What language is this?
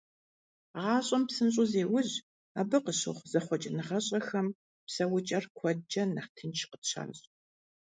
Kabardian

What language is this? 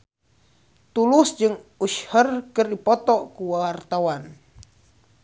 Sundanese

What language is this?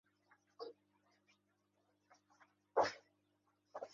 Uzbek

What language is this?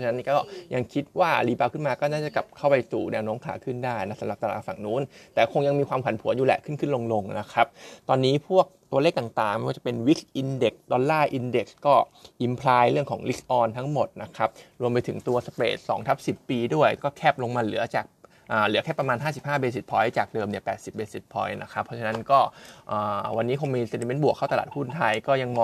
Thai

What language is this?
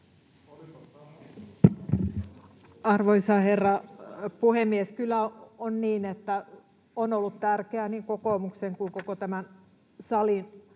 Finnish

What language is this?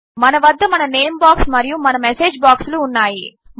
Telugu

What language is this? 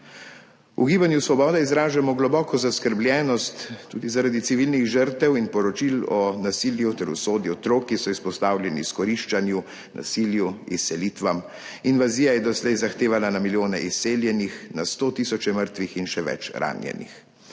Slovenian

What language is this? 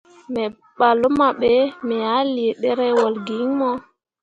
Mundang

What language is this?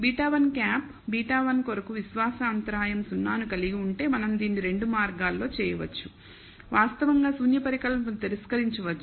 Telugu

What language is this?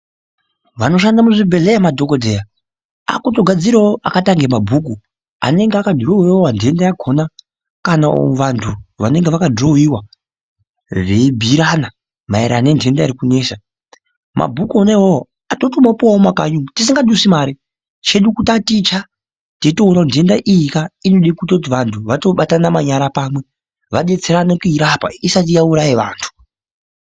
Ndau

